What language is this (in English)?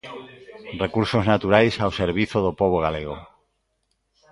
Galician